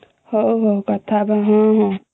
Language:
Odia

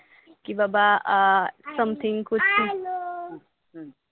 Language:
Marathi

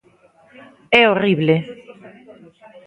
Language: Galician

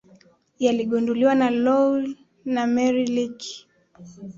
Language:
Swahili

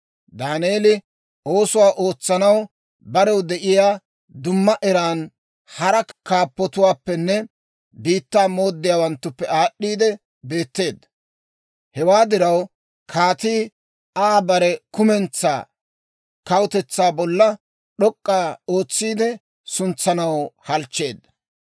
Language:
Dawro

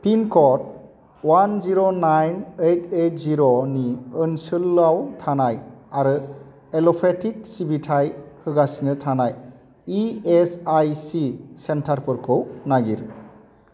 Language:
Bodo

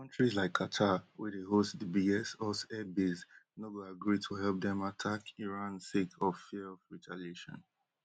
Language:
Nigerian Pidgin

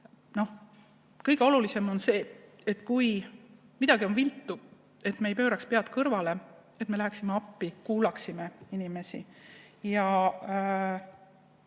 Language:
Estonian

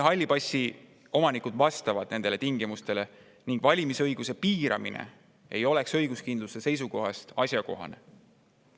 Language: Estonian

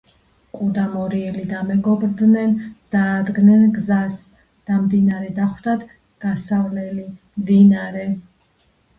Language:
Georgian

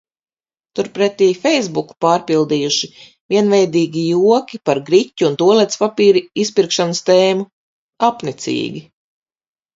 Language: Latvian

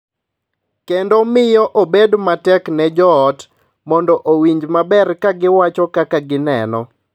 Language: Luo (Kenya and Tanzania)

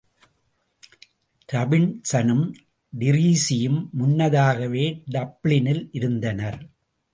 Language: Tamil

